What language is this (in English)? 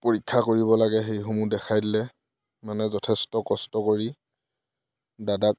Assamese